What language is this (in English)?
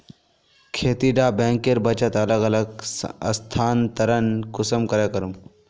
Magahi